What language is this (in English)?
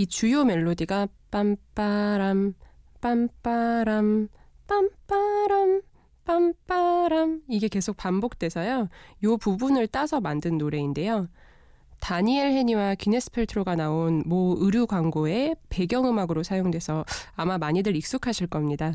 Korean